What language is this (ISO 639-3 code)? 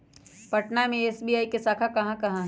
mag